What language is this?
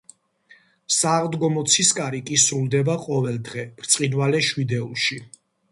Georgian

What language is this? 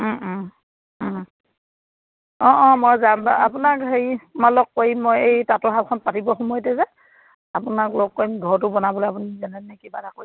Assamese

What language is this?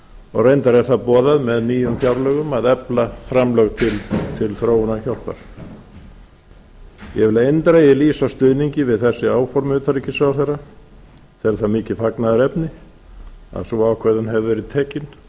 Icelandic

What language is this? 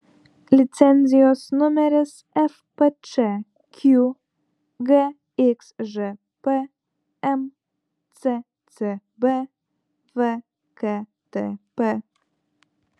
Lithuanian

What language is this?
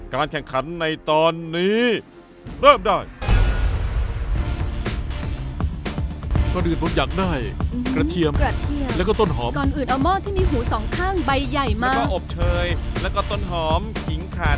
Thai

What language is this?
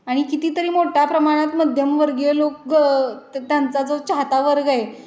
Marathi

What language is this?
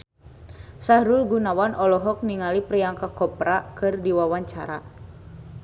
Sundanese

